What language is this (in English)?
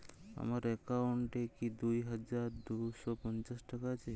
Bangla